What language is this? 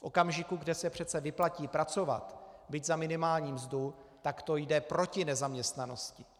Czech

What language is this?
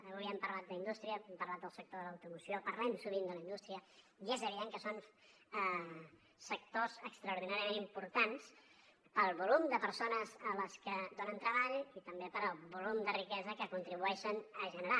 Catalan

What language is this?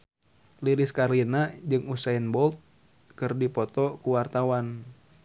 Sundanese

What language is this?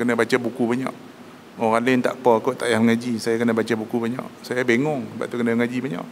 Malay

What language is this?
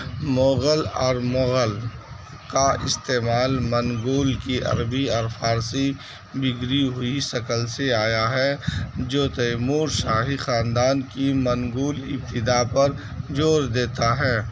Urdu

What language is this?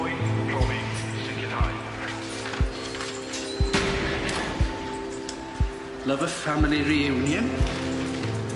Welsh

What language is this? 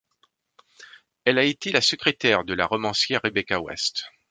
French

